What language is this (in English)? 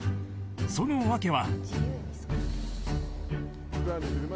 Japanese